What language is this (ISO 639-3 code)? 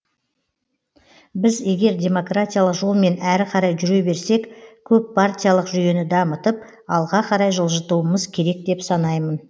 kaz